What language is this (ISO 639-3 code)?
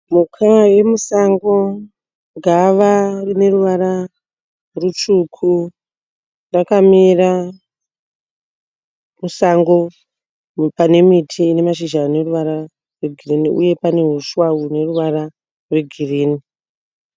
sna